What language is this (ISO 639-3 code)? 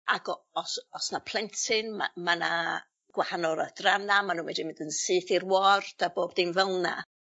cym